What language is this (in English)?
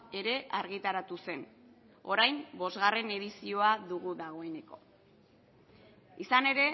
Basque